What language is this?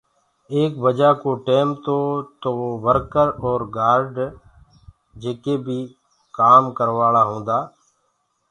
Gurgula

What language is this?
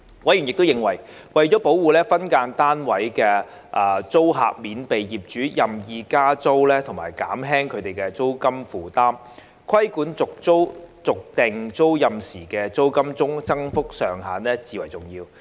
Cantonese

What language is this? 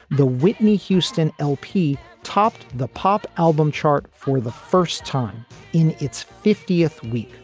English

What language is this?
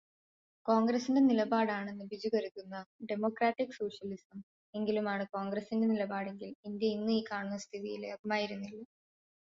Malayalam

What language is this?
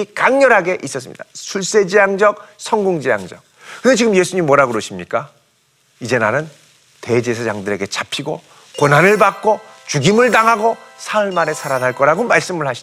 Korean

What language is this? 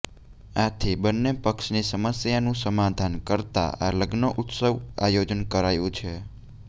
Gujarati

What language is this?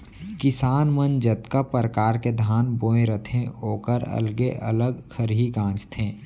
Chhattisgarhi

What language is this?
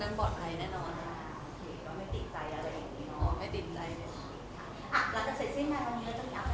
Thai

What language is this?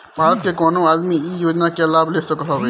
Bhojpuri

